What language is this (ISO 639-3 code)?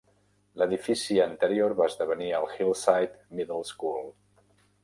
cat